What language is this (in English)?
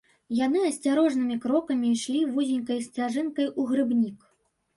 Belarusian